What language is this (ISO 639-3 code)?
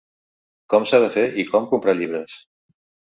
cat